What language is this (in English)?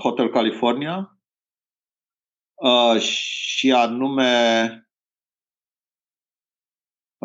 Romanian